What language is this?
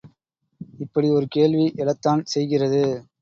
Tamil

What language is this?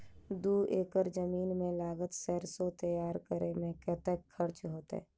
Maithili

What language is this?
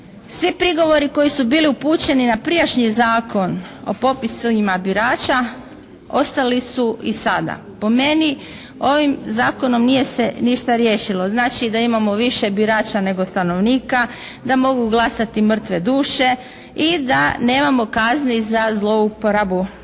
Croatian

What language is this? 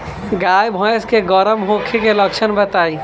Bhojpuri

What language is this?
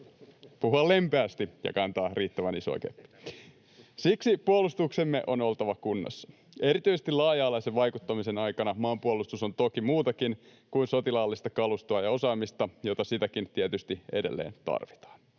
Finnish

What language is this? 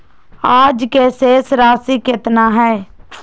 Magahi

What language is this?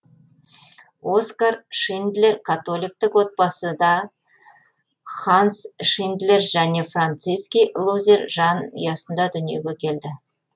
Kazakh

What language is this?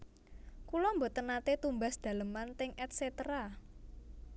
Javanese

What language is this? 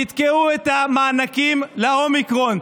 Hebrew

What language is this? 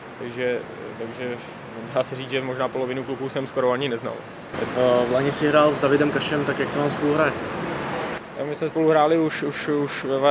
Czech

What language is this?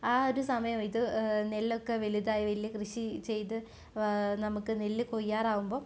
Malayalam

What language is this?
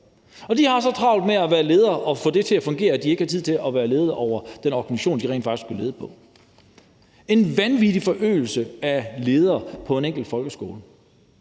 Danish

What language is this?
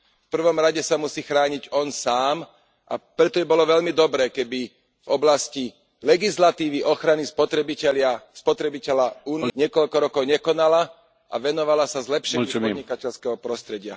Slovak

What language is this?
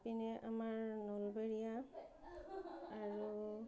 Assamese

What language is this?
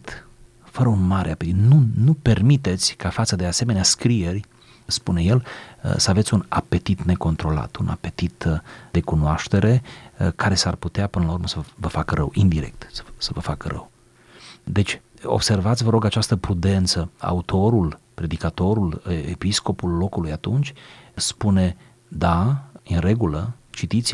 Romanian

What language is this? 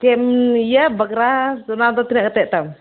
Santali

